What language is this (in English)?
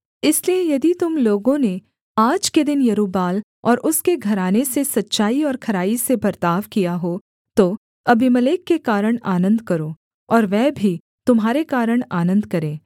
Hindi